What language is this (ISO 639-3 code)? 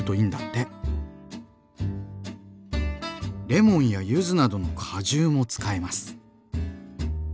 jpn